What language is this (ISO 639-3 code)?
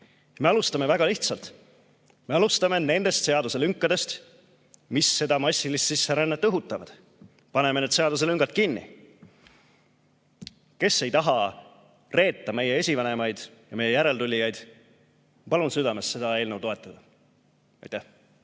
est